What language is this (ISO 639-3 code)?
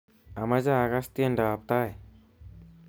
kln